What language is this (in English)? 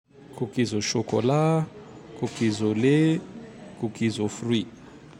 Tandroy-Mahafaly Malagasy